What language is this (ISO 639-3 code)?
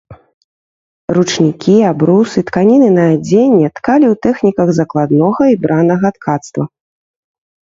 bel